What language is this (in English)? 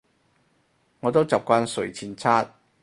Cantonese